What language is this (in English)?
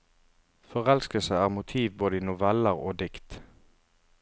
Norwegian